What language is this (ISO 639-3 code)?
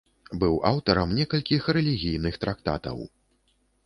bel